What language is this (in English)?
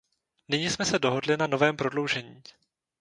Czech